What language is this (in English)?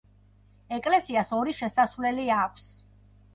Georgian